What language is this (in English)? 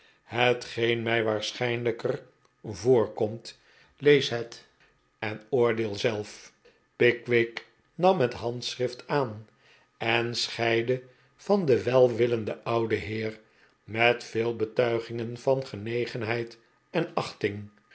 Dutch